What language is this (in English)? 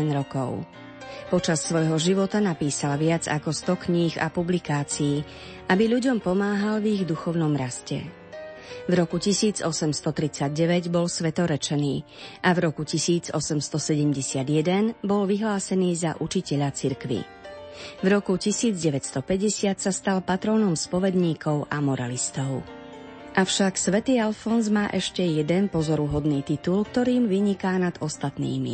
Slovak